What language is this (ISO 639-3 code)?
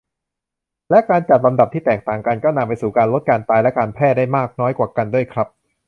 tha